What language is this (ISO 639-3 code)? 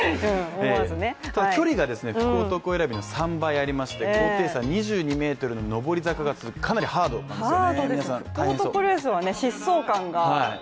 jpn